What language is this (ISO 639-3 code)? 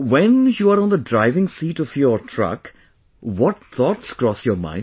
eng